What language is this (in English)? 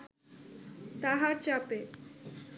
Bangla